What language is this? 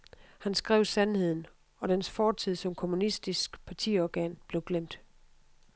Danish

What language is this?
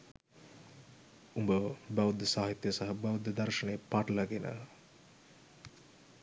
Sinhala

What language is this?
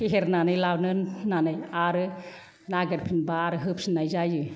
Bodo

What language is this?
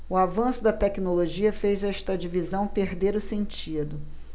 Portuguese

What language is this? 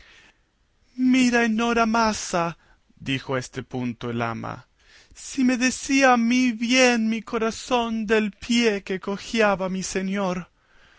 Spanish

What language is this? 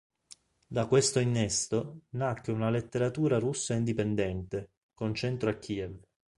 Italian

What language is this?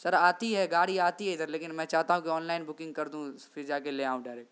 Urdu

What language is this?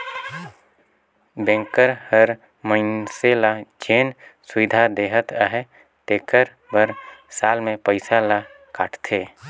Chhattisgarhi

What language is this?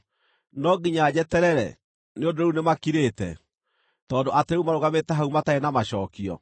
Kikuyu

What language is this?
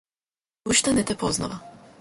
Macedonian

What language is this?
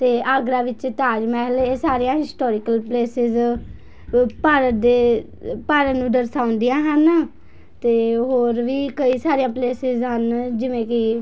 Punjabi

